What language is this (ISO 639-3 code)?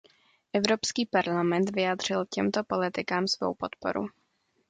ces